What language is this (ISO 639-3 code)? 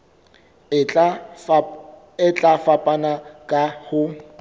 sot